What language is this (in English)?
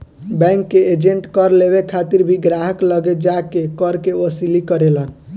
Bhojpuri